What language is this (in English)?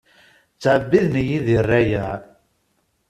Kabyle